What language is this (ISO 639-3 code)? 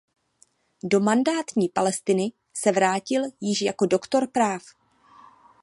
ces